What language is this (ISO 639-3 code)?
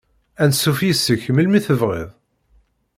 kab